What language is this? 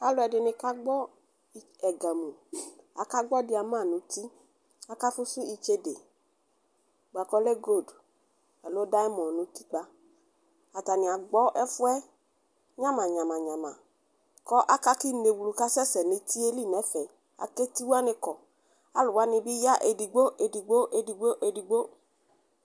Ikposo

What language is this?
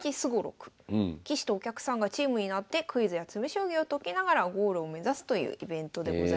Japanese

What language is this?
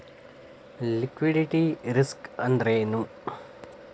Kannada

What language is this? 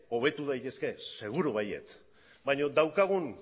Basque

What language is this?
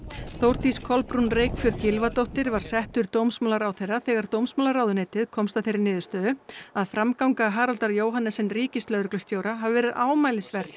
Icelandic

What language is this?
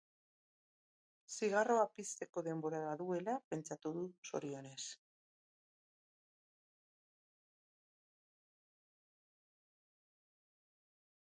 Basque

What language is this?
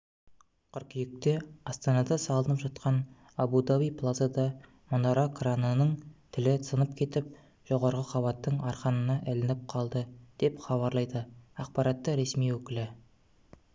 Kazakh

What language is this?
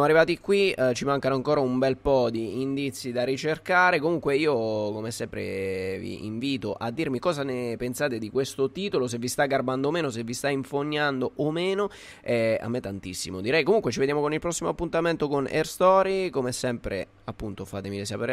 Italian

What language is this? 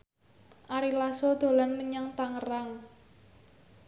Javanese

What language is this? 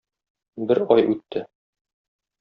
Tatar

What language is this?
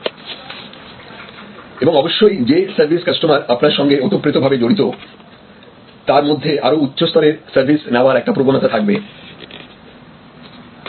Bangla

